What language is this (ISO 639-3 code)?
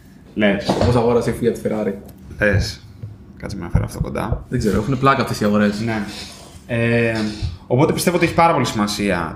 ell